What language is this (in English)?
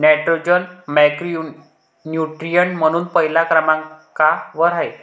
Marathi